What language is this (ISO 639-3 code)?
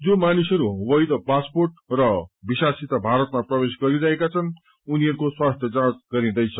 nep